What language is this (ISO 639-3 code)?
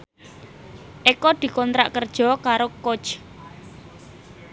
jav